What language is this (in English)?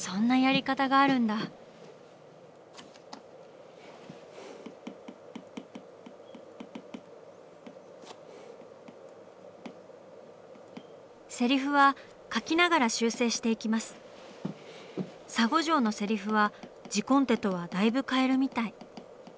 Japanese